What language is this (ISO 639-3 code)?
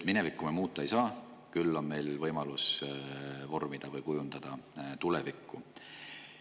est